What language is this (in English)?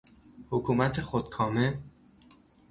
Persian